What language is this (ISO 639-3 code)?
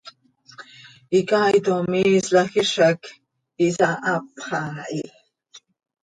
sei